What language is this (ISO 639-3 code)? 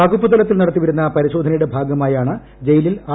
mal